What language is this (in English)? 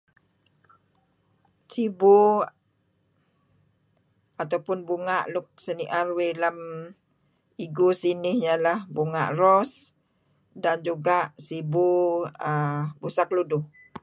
Kelabit